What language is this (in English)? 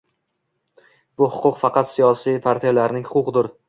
Uzbek